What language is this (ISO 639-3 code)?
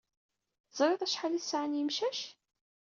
kab